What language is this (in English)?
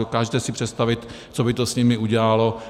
Czech